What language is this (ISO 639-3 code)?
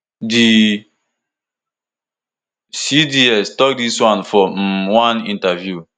pcm